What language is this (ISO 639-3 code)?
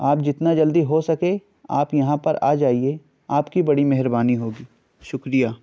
urd